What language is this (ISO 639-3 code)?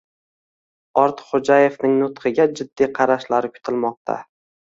uzb